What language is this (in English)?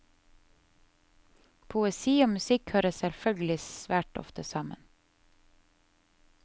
Norwegian